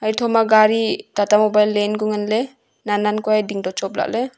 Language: Wancho Naga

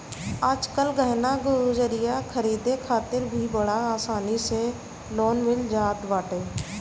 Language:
Bhojpuri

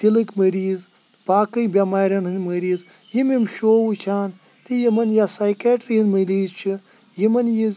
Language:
Kashmiri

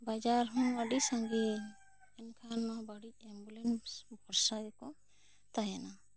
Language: Santali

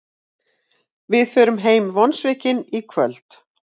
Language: Icelandic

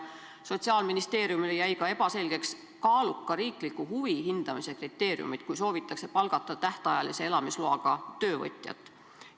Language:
Estonian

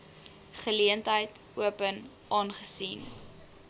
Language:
Afrikaans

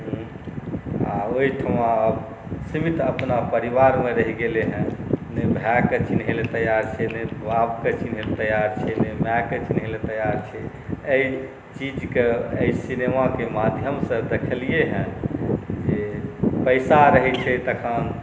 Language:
Maithili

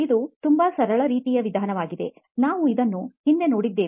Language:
Kannada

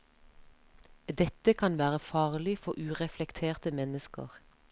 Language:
Norwegian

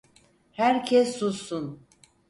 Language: Turkish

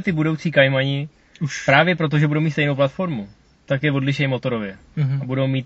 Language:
Czech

